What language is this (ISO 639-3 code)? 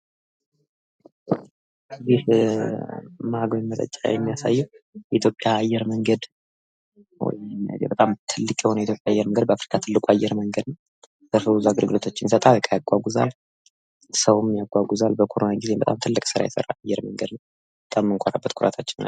amh